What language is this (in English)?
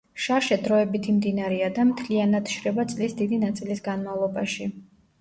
Georgian